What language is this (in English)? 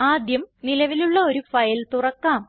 Malayalam